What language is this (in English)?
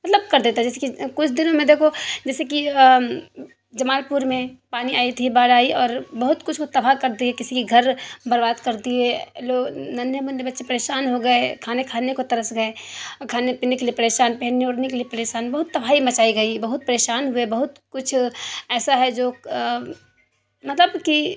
Urdu